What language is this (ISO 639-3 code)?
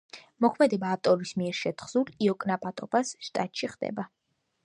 kat